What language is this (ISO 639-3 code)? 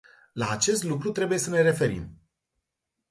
ron